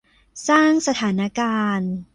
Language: Thai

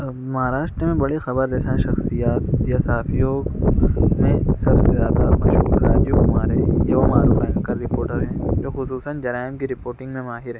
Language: Urdu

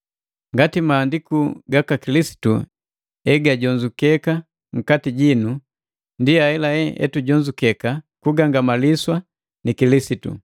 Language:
Matengo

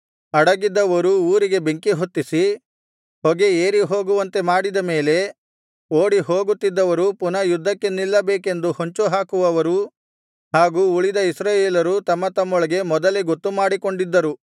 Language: Kannada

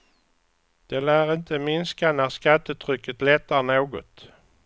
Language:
Swedish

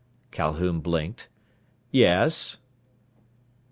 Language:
English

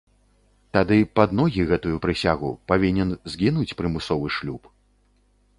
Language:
Belarusian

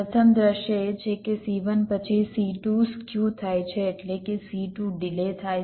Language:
Gujarati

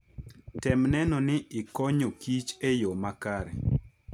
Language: Luo (Kenya and Tanzania)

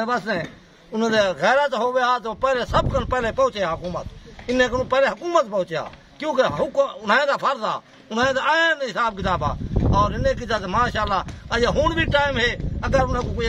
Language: Thai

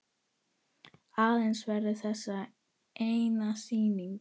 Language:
Icelandic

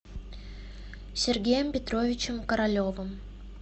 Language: Russian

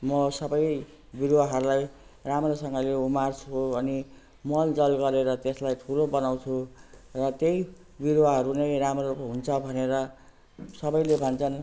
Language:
Nepali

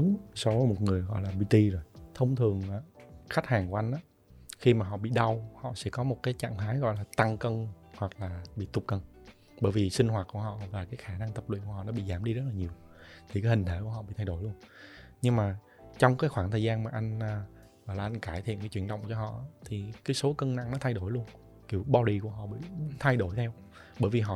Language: Vietnamese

